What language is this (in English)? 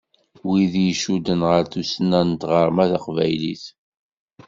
Kabyle